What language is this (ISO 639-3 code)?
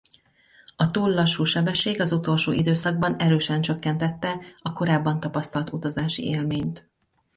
hun